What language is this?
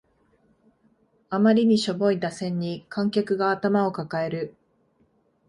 Japanese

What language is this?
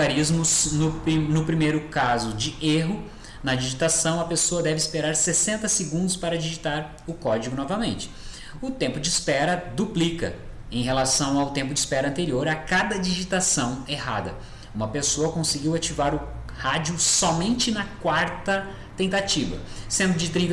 Portuguese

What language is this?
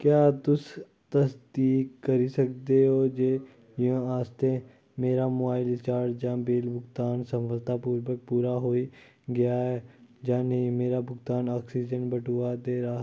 Dogri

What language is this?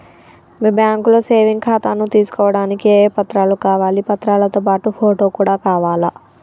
Telugu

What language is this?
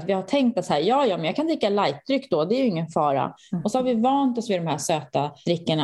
Swedish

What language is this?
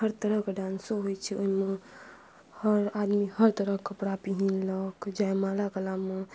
Maithili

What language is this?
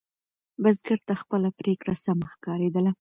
Pashto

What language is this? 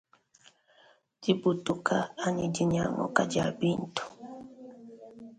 Luba-Lulua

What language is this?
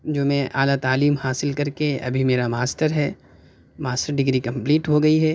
Urdu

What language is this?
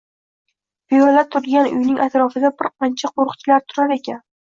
Uzbek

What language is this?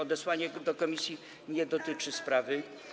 Polish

